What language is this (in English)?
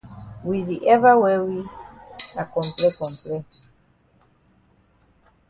Cameroon Pidgin